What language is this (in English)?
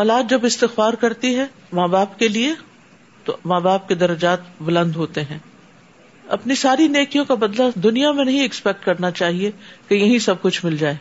Urdu